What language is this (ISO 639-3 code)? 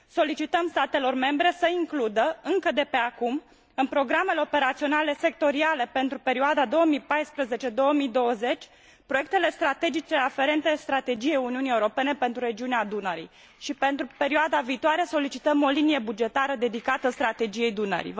ron